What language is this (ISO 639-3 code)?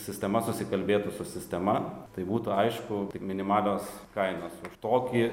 lit